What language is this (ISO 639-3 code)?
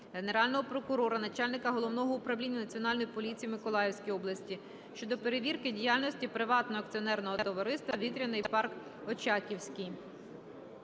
ukr